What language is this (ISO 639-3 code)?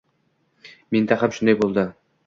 uzb